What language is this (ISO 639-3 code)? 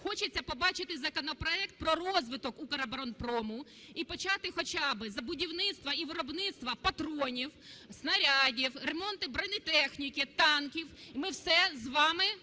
ukr